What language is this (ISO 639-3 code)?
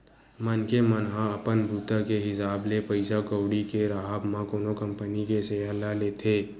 hne